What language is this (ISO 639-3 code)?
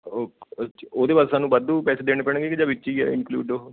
pan